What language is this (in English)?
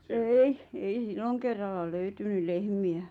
Finnish